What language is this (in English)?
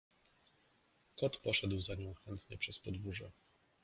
Polish